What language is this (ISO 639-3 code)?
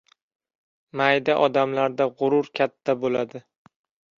uzb